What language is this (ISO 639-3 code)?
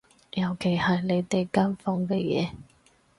yue